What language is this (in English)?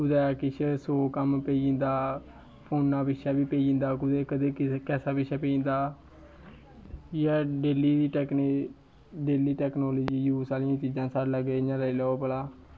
Dogri